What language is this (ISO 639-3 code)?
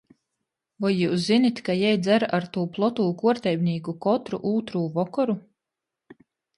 ltg